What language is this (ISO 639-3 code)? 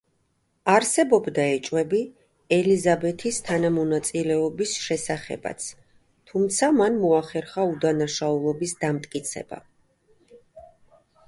kat